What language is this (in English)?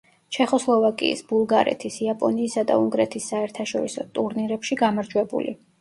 Georgian